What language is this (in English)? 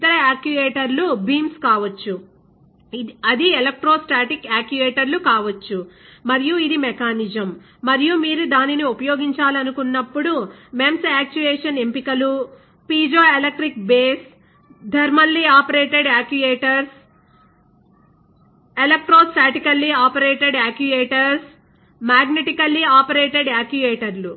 Telugu